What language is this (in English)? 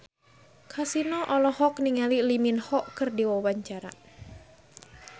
Sundanese